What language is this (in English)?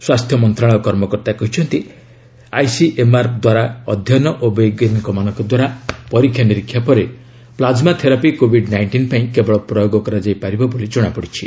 Odia